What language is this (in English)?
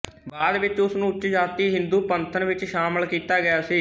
Punjabi